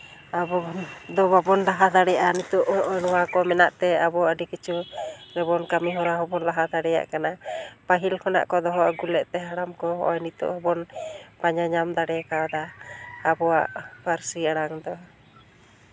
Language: Santali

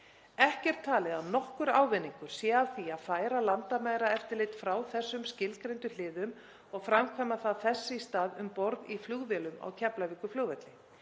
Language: Icelandic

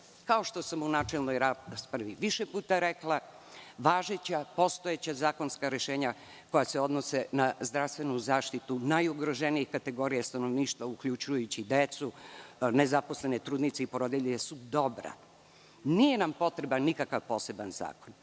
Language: Serbian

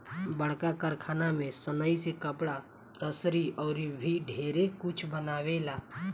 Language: Bhojpuri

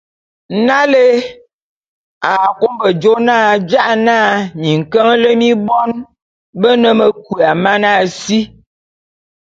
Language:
Bulu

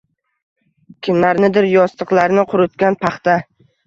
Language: Uzbek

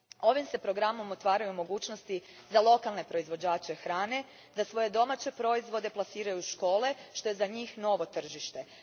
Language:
Croatian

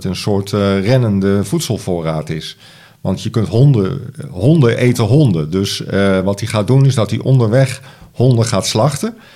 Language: Dutch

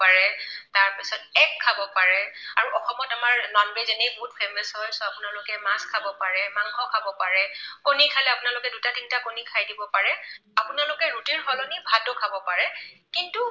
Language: Assamese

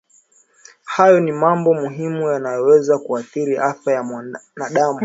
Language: Swahili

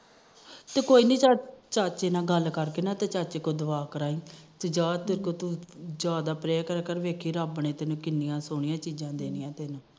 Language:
Punjabi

